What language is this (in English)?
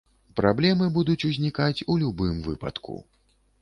Belarusian